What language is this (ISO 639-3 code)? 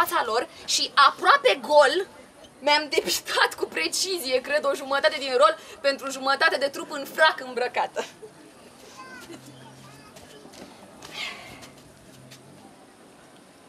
ron